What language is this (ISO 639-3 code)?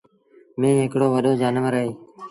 sbn